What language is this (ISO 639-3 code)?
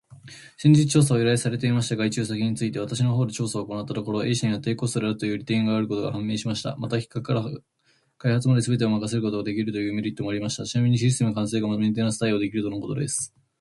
jpn